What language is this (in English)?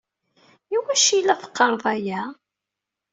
Kabyle